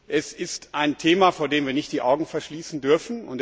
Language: German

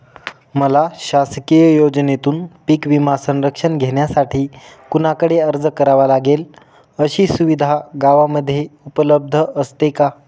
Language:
Marathi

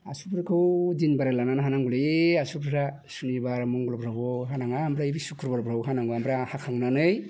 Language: Bodo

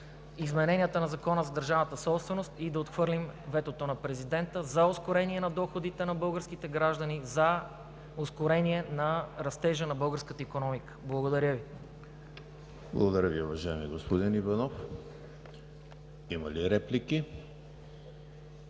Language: Bulgarian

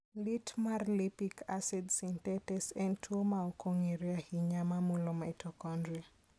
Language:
Luo (Kenya and Tanzania)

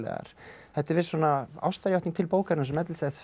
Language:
Icelandic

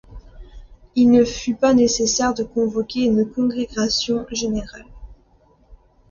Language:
French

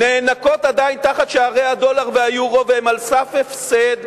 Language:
Hebrew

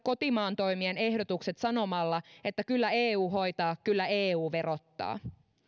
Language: Finnish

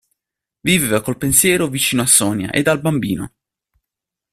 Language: Italian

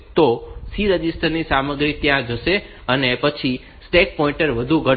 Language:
Gujarati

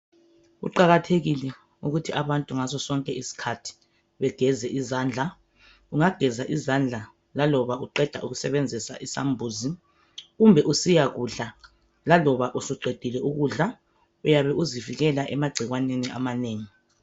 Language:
North Ndebele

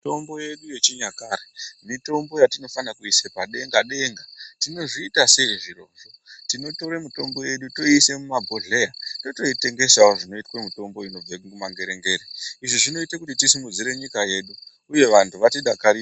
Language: Ndau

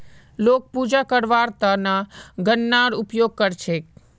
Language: Magahi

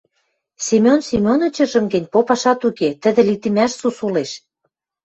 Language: Western Mari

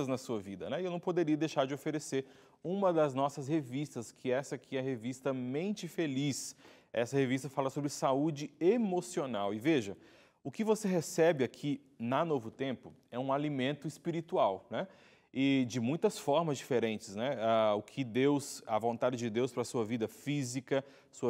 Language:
Portuguese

